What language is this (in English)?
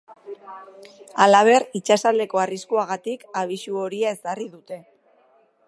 Basque